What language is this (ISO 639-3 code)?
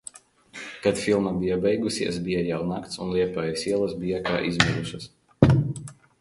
lav